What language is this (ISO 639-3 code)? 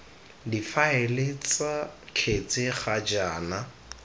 tsn